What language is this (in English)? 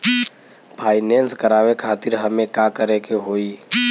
Bhojpuri